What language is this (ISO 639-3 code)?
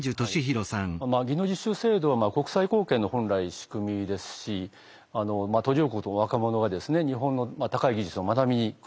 jpn